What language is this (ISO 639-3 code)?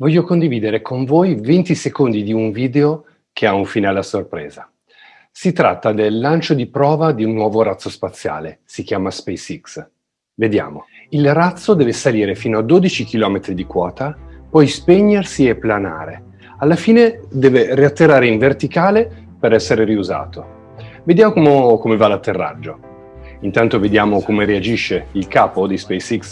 ita